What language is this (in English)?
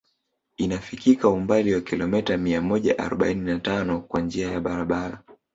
Swahili